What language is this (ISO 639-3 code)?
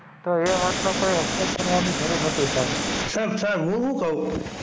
guj